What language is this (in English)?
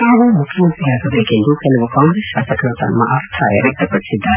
Kannada